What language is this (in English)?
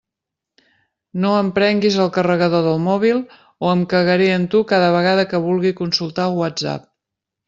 Catalan